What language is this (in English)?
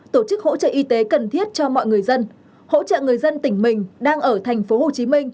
Vietnamese